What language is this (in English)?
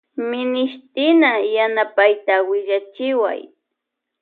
Loja Highland Quichua